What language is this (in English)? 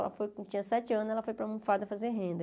Portuguese